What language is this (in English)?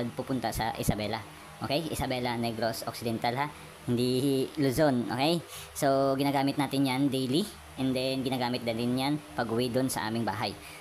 Filipino